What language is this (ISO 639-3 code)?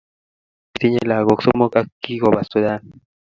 kln